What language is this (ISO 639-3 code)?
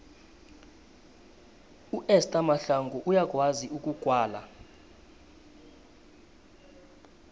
nbl